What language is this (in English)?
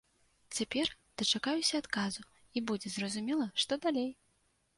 Belarusian